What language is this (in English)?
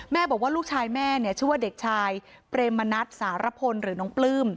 Thai